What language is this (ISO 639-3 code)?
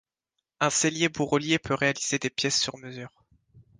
fra